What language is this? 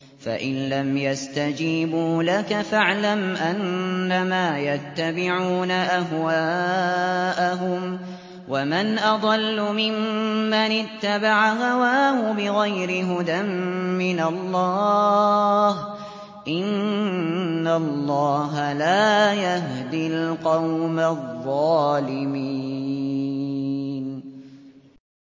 Arabic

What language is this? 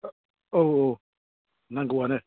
Bodo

